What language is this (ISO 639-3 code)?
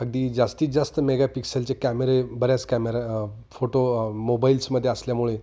mar